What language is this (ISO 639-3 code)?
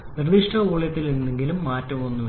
mal